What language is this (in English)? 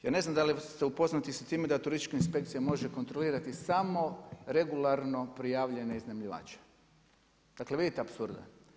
Croatian